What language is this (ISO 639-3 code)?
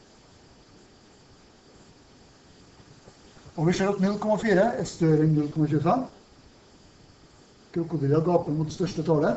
nor